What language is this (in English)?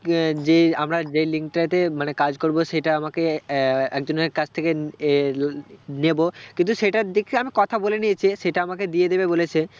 Bangla